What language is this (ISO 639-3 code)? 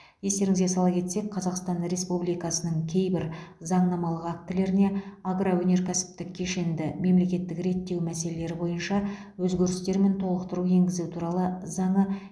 kaz